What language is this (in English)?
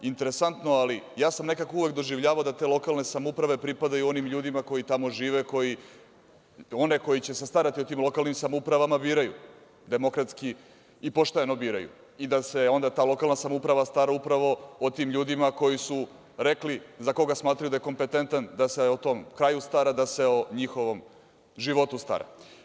Serbian